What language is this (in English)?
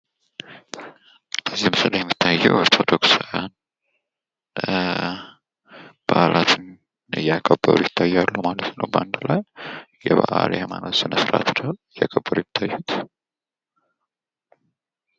Amharic